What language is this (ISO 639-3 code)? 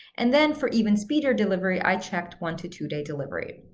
eng